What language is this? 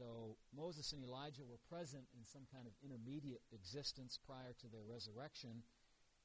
English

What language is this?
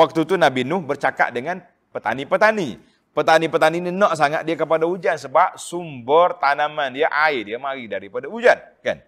Malay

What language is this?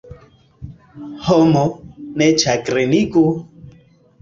Esperanto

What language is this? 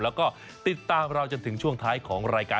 Thai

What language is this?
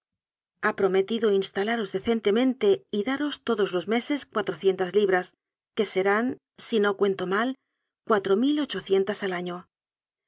Spanish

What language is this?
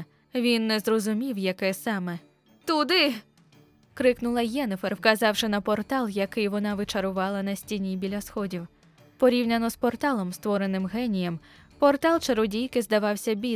Ukrainian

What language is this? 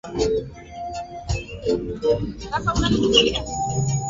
Swahili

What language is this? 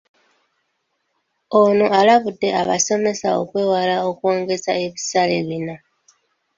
Ganda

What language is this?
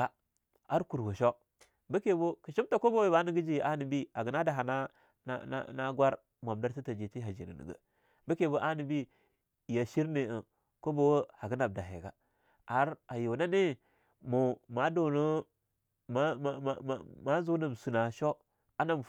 Longuda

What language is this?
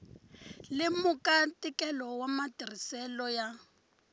Tsonga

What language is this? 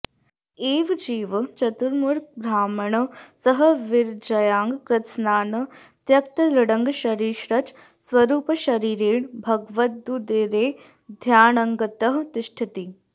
Sanskrit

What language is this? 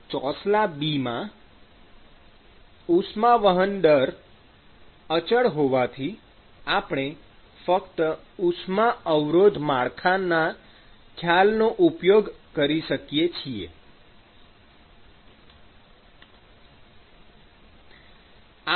Gujarati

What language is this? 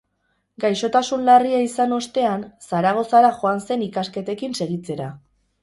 Basque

